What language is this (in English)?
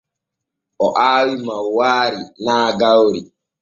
Borgu Fulfulde